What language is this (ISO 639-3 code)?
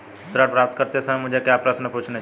hin